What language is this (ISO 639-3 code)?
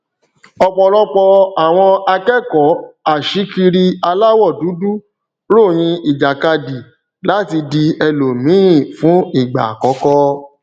yor